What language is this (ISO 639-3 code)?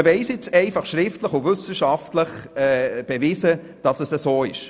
gsw